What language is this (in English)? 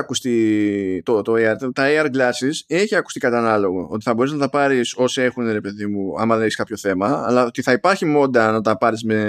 Greek